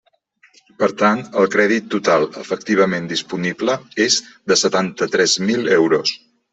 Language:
Catalan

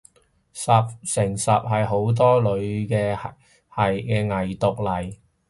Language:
Cantonese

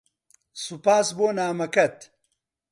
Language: Central Kurdish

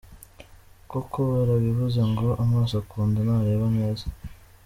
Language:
Kinyarwanda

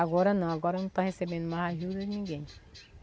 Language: Portuguese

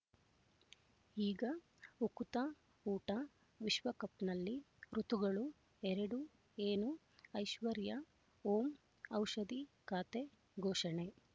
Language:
Kannada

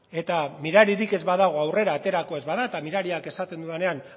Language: Basque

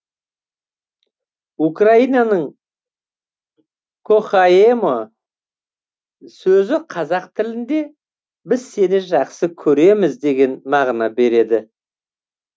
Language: Kazakh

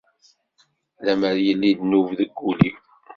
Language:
Kabyle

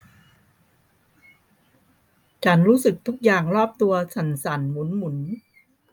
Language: Thai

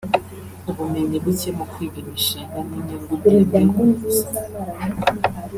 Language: Kinyarwanda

